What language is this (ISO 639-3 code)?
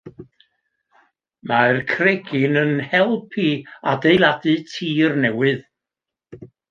cym